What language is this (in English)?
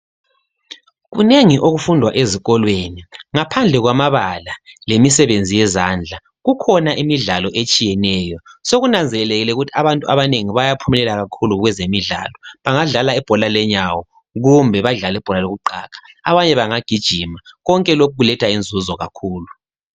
North Ndebele